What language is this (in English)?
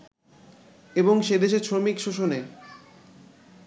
Bangla